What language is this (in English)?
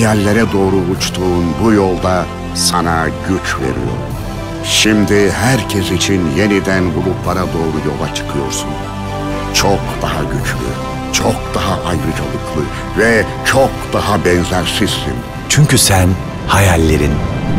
Turkish